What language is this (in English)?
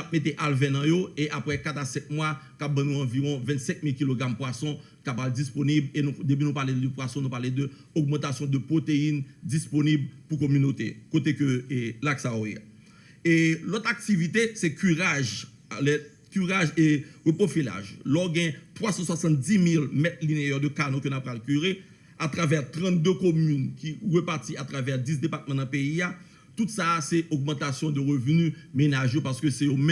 French